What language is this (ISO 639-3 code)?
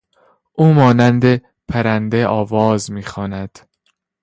fas